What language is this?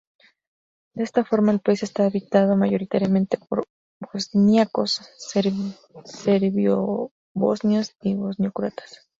Spanish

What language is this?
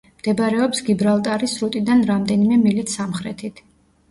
Georgian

